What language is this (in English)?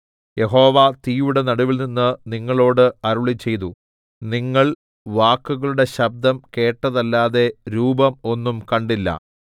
Malayalam